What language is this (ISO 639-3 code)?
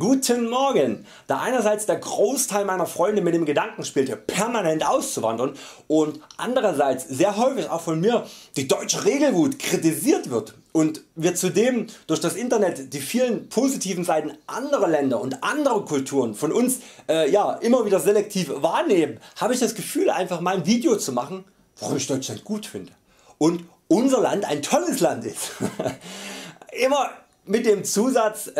deu